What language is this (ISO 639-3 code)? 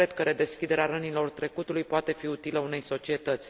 ron